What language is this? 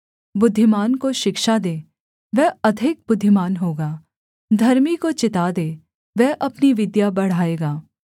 Hindi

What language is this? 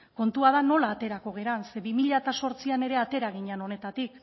Basque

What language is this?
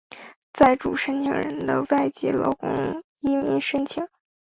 Chinese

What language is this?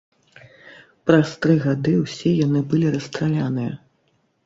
Belarusian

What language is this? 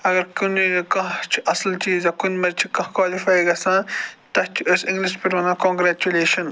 Kashmiri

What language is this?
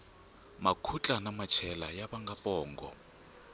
Tsonga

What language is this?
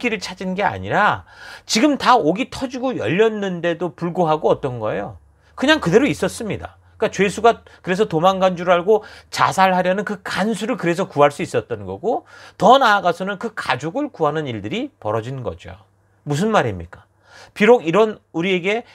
Korean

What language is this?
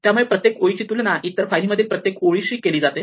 Marathi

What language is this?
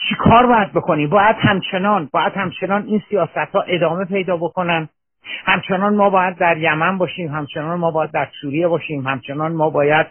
Persian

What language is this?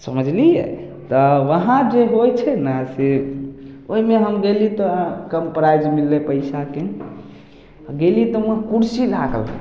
Maithili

